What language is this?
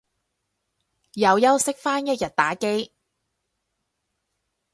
Cantonese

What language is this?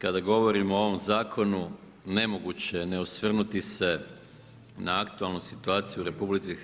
Croatian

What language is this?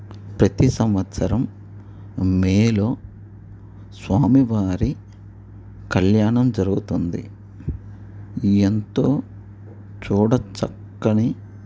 Telugu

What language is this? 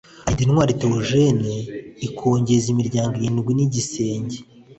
Kinyarwanda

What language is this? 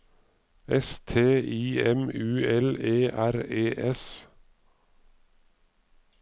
Norwegian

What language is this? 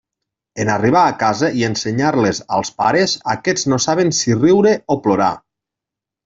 Catalan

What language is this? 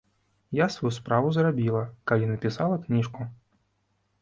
Belarusian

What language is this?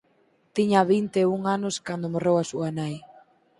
Galician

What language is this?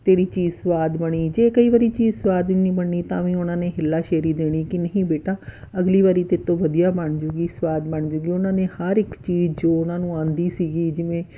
Punjabi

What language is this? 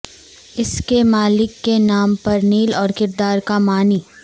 Urdu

